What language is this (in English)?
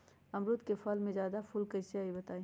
Magahi